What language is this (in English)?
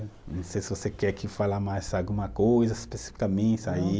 Portuguese